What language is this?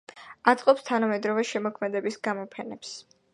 Georgian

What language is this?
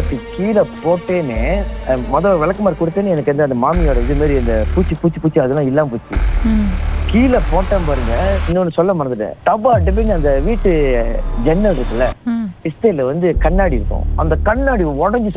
Tamil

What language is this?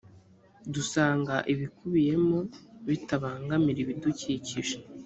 Kinyarwanda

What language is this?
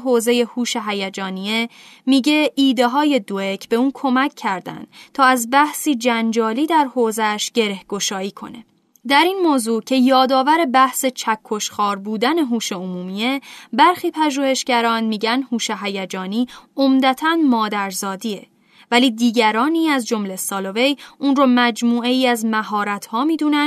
Persian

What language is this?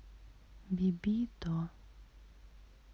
Russian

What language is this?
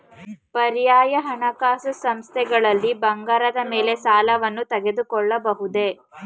Kannada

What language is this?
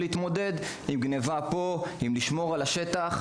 Hebrew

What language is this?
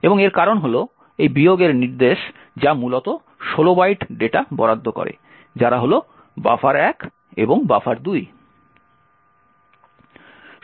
Bangla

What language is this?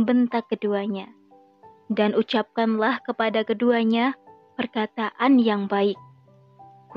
Indonesian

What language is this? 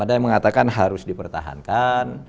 Indonesian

